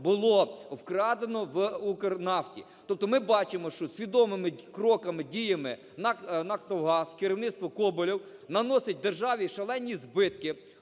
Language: Ukrainian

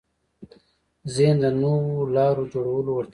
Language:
Pashto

